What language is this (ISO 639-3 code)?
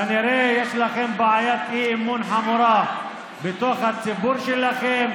heb